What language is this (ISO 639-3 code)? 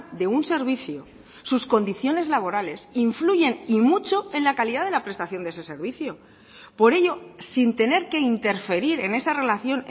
spa